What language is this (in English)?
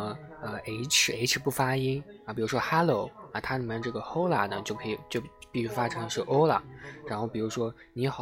Chinese